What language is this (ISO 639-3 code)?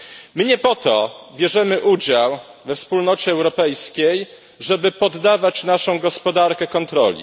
pol